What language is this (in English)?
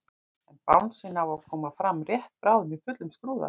Icelandic